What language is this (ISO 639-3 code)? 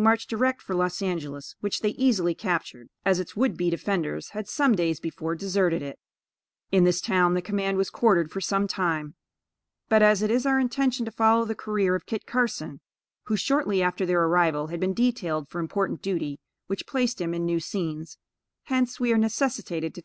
eng